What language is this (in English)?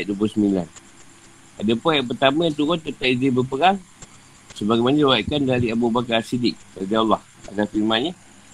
Malay